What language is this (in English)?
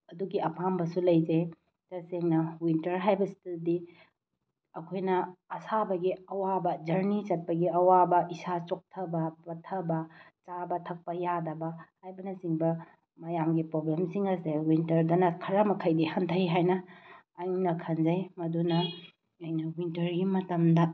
Manipuri